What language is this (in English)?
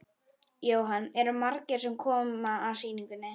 Icelandic